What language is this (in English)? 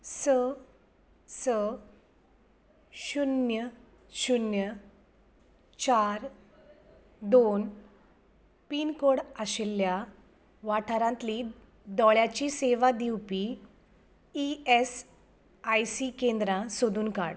Konkani